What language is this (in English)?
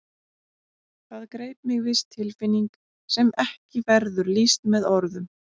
Icelandic